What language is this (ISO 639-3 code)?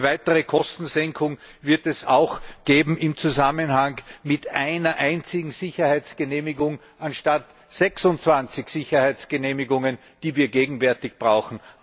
deu